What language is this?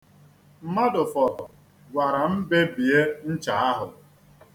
Igbo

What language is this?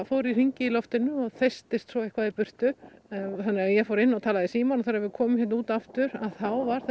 Icelandic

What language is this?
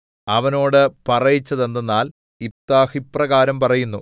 Malayalam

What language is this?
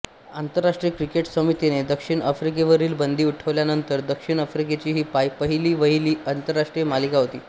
Marathi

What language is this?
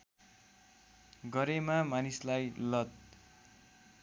Nepali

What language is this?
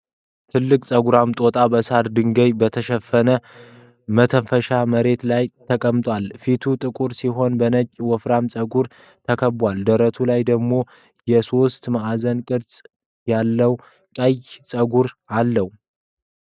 Amharic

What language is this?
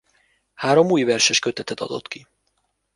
Hungarian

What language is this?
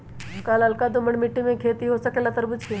Magahi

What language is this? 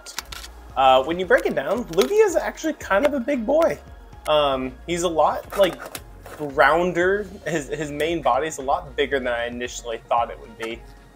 English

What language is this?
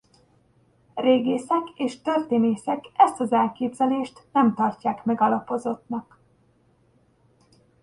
Hungarian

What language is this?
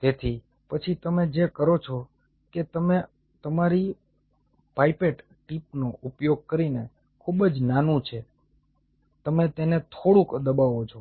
Gujarati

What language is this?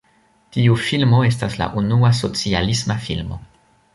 Esperanto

